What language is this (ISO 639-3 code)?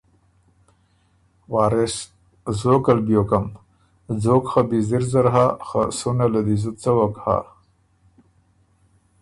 oru